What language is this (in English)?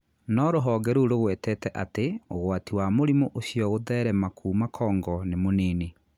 Kikuyu